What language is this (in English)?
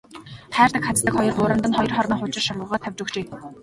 Mongolian